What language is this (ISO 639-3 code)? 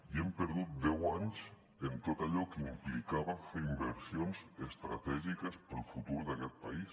cat